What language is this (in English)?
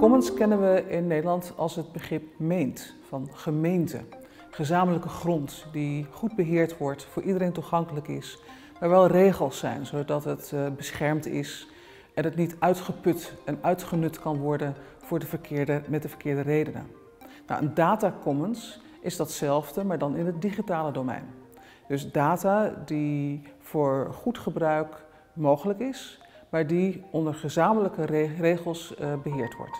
Dutch